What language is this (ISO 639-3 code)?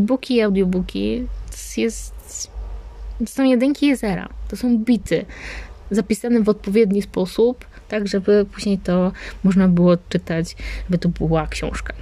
pol